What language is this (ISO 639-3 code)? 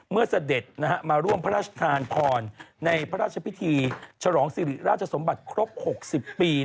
tha